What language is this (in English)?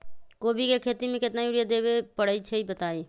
Magahi